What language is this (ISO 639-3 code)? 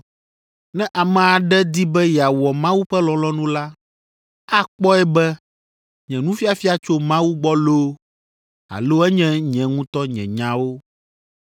ewe